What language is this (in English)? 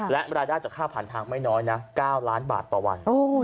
Thai